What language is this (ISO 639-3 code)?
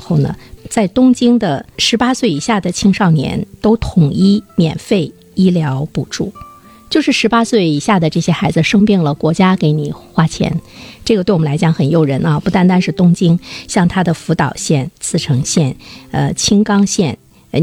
zho